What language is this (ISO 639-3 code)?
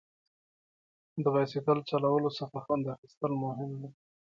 pus